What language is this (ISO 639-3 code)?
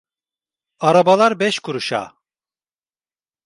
tur